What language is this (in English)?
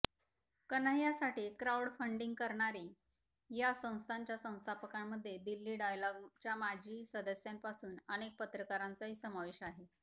Marathi